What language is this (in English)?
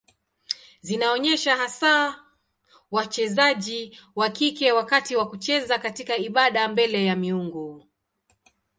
Swahili